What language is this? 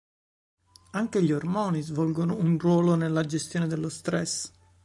Italian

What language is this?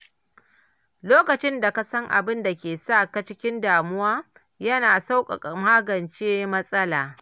Hausa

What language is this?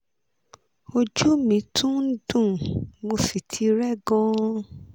Yoruba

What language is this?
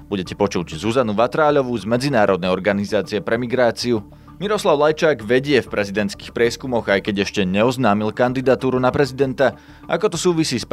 Slovak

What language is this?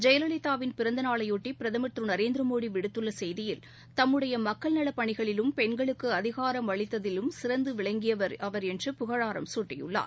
Tamil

